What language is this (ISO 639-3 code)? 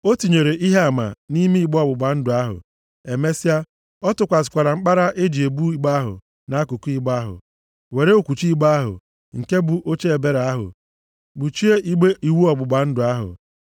ibo